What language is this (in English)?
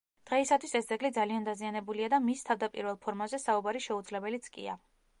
Georgian